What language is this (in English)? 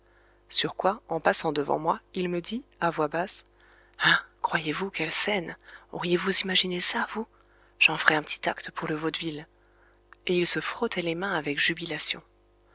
French